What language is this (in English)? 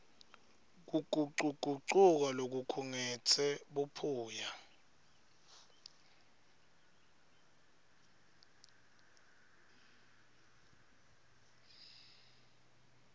Swati